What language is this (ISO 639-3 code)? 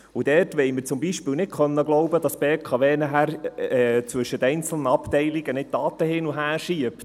gsw